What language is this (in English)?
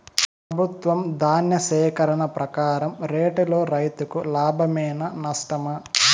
Telugu